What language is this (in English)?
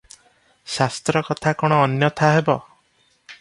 Odia